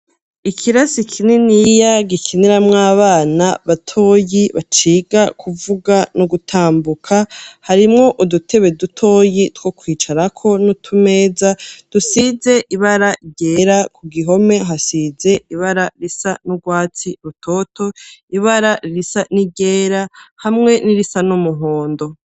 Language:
Rundi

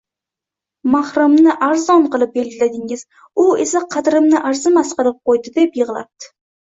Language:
Uzbek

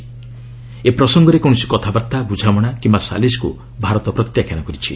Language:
Odia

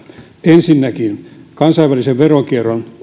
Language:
Finnish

